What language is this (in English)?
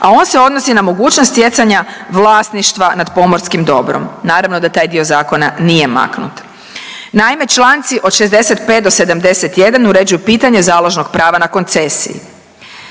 Croatian